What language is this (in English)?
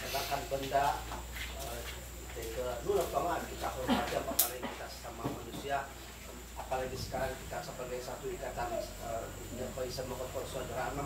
Indonesian